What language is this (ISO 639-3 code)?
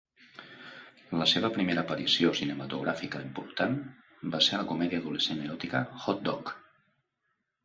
cat